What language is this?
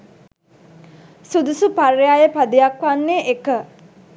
Sinhala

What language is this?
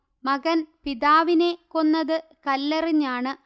Malayalam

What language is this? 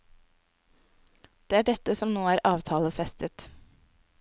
Norwegian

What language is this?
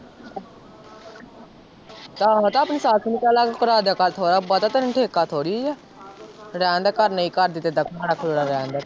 Punjabi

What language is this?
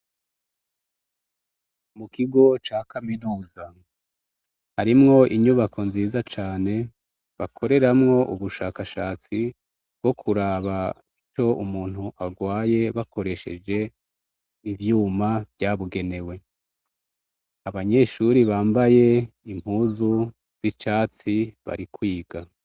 Rundi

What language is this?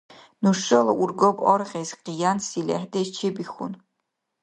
Dargwa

